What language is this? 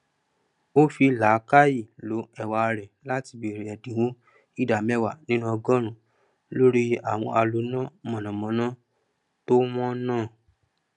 Yoruba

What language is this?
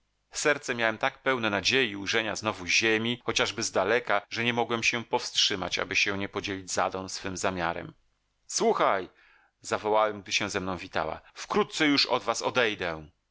Polish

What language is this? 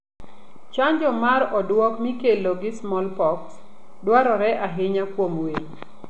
Luo (Kenya and Tanzania)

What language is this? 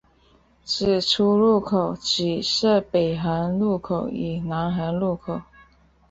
Chinese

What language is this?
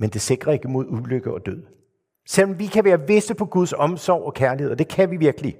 Danish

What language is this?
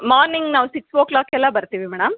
Kannada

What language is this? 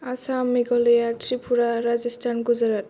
Bodo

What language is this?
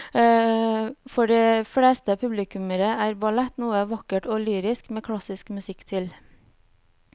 Norwegian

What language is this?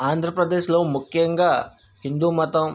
Telugu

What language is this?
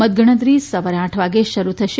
Gujarati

